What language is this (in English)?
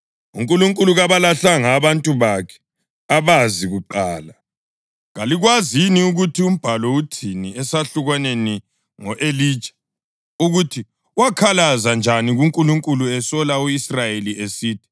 North Ndebele